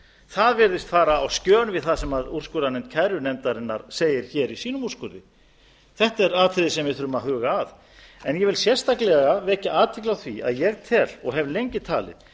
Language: Icelandic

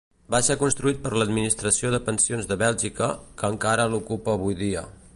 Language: Catalan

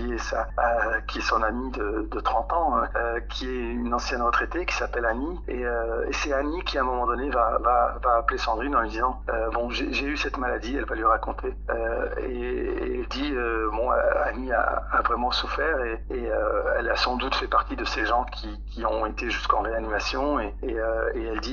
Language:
French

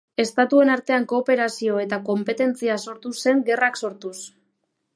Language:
Basque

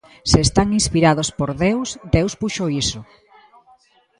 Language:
Galician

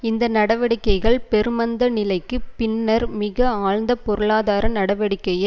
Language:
Tamil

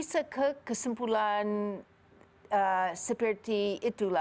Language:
Indonesian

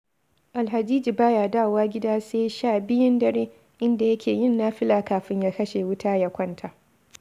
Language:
Hausa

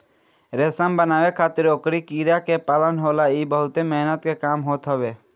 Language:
Bhojpuri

